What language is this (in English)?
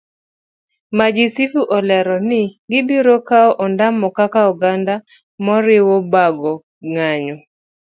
Luo (Kenya and Tanzania)